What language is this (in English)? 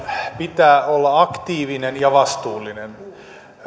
Finnish